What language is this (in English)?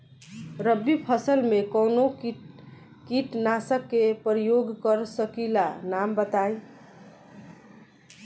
Bhojpuri